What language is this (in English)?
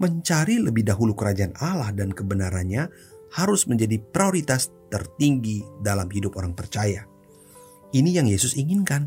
Indonesian